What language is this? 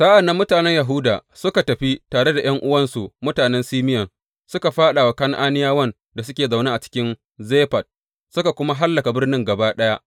Hausa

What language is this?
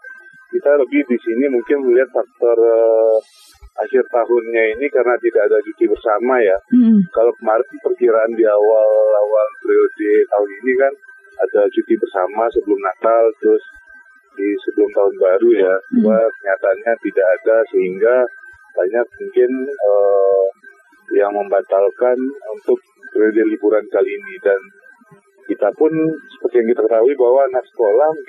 Indonesian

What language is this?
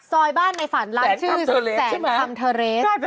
Thai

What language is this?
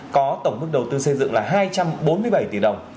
Vietnamese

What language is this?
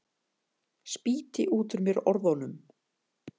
Icelandic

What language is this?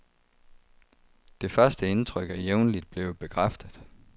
Danish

